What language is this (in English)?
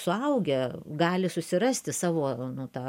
Lithuanian